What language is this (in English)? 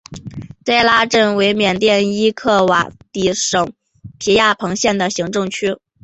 Chinese